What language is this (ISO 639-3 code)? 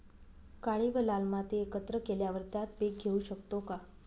mar